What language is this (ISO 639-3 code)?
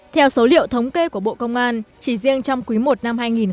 vie